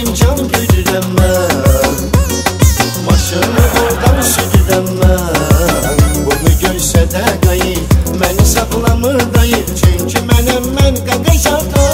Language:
Turkish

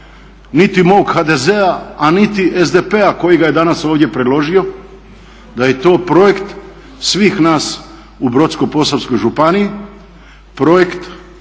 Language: Croatian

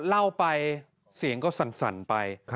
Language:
Thai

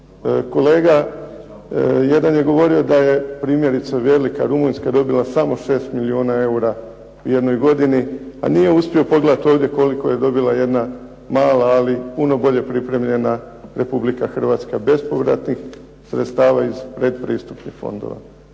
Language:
Croatian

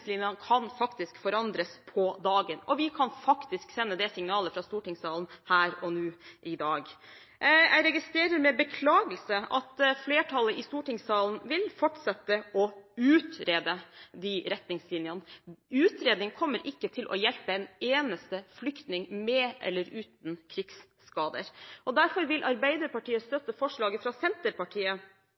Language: Norwegian Bokmål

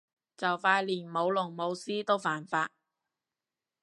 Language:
Cantonese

